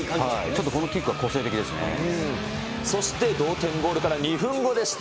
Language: Japanese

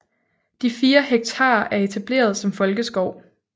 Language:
Danish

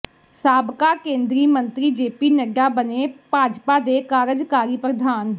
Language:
Punjabi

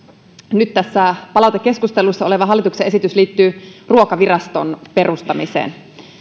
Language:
Finnish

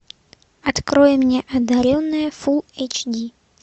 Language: Russian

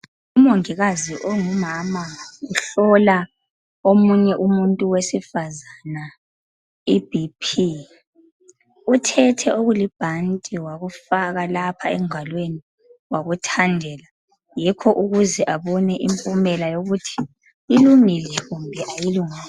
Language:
North Ndebele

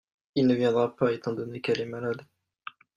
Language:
French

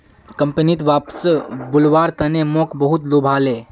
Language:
Magahi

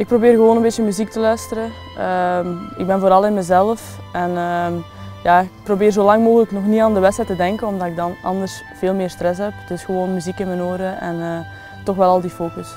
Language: Dutch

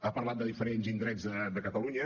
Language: Catalan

